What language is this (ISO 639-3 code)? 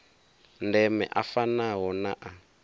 ven